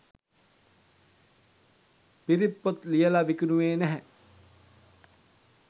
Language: Sinhala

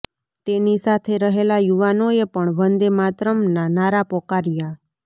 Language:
Gujarati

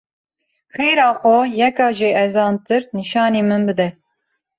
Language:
Kurdish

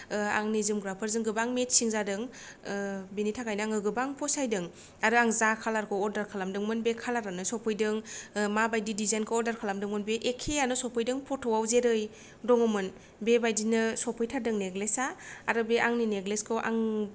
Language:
Bodo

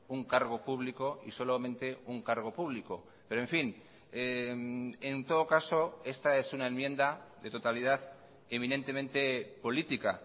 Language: Spanish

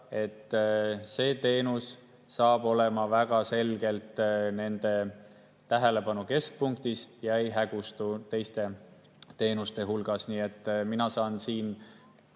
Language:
Estonian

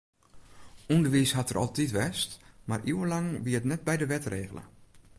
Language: Western Frisian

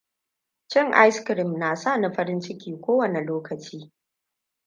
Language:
Hausa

